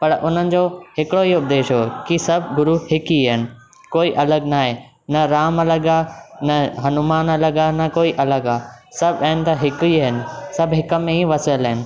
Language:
Sindhi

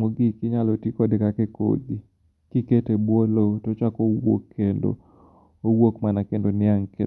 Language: Luo (Kenya and Tanzania)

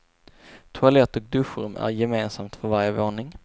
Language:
Swedish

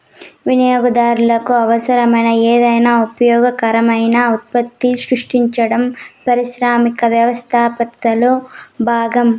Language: Telugu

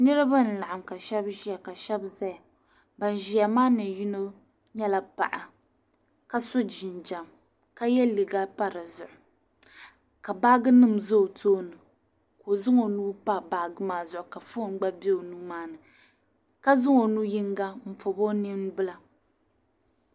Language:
Dagbani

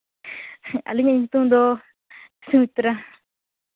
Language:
Santali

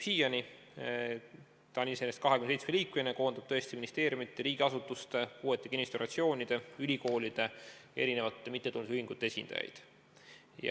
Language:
Estonian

